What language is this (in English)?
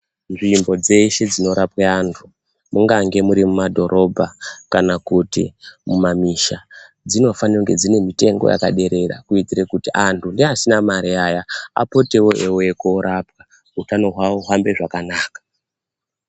Ndau